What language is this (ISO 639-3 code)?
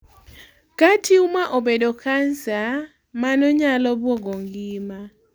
luo